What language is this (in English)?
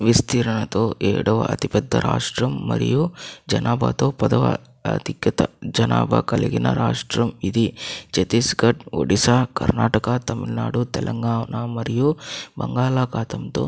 Telugu